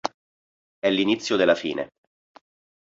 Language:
Italian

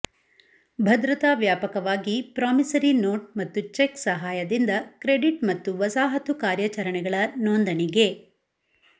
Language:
Kannada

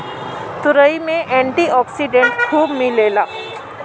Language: Bhojpuri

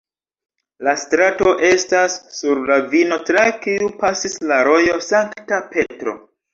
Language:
Esperanto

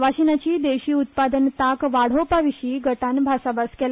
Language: Konkani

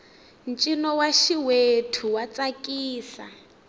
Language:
Tsonga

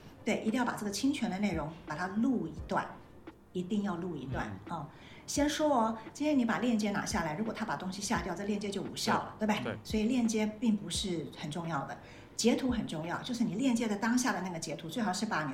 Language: Chinese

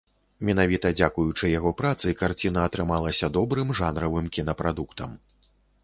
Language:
Belarusian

